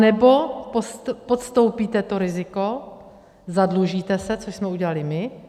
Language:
Czech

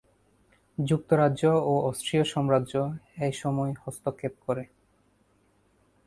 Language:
Bangla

